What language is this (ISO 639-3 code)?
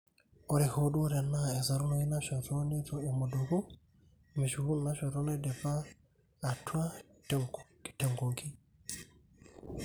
mas